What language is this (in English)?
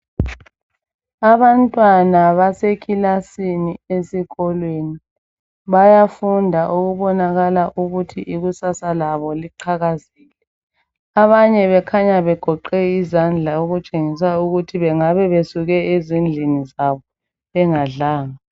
North Ndebele